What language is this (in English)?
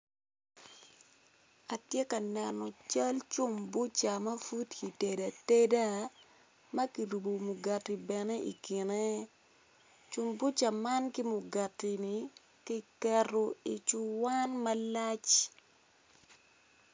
Acoli